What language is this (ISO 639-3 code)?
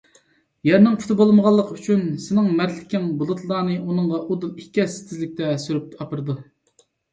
uig